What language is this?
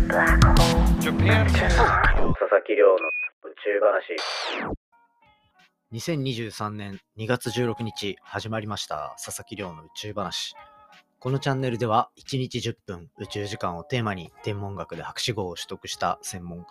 Japanese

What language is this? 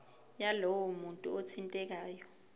Zulu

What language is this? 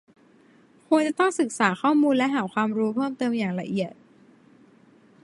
Thai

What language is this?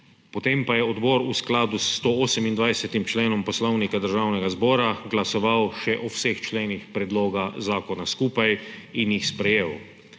Slovenian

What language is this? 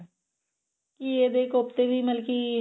Punjabi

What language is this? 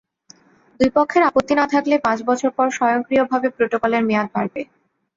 Bangla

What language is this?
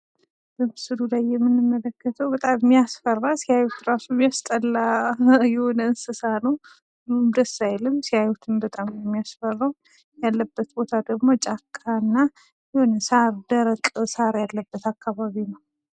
Amharic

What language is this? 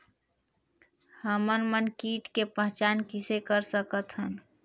Chhattisgarhi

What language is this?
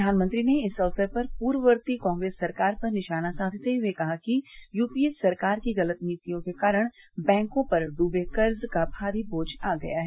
Hindi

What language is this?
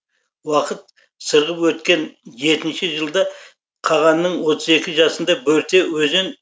Kazakh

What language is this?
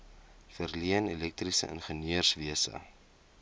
Afrikaans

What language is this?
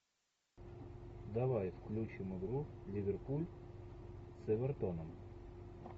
Russian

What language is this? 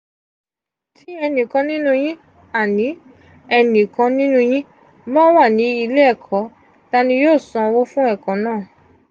Yoruba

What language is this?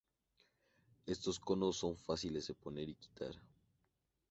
Spanish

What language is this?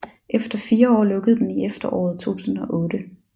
Danish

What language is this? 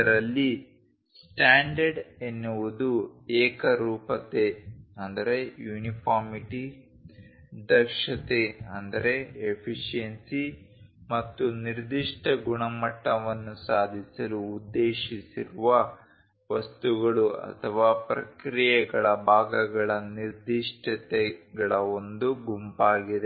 Kannada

